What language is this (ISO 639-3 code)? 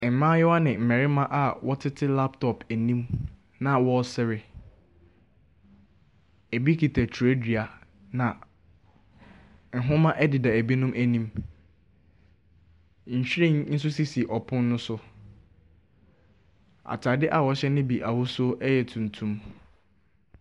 aka